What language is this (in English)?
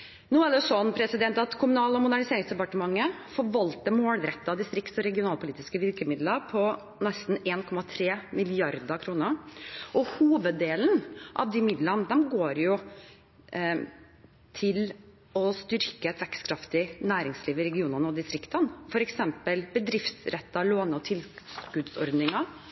Norwegian Bokmål